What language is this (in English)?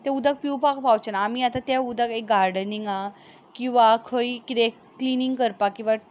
Konkani